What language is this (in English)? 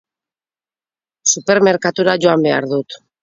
Basque